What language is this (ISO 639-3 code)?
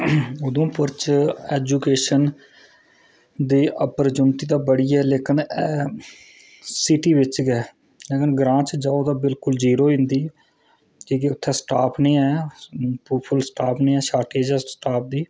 doi